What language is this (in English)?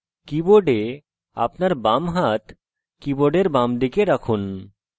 Bangla